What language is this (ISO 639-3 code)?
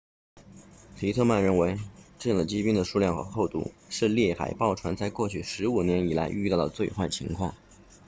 zho